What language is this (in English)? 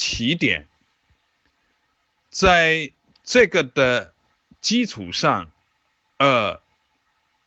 Chinese